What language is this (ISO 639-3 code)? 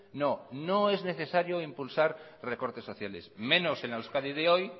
spa